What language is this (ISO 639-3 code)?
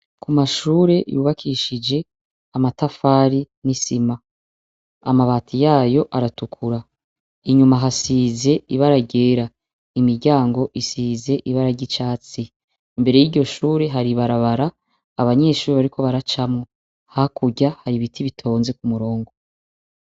run